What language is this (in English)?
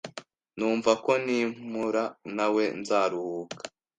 Kinyarwanda